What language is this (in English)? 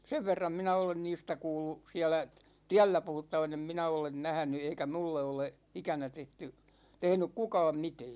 Finnish